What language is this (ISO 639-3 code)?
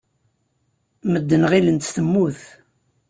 kab